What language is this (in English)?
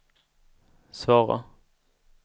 Swedish